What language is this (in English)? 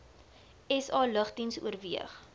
Afrikaans